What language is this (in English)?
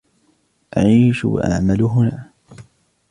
Arabic